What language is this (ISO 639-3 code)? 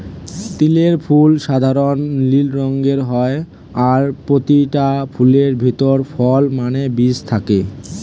ben